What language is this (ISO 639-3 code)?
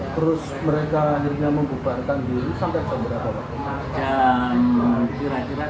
ind